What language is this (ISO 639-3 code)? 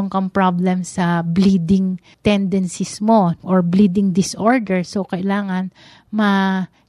fil